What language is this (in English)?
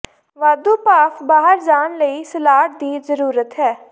Punjabi